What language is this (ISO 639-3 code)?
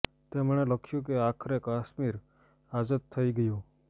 guj